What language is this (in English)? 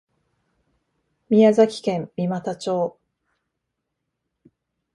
Japanese